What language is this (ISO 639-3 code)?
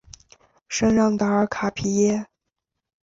zho